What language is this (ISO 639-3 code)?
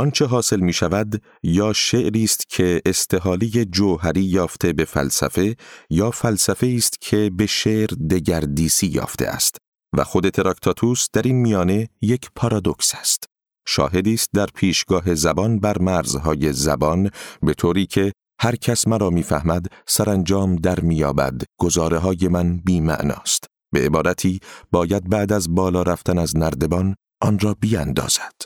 fas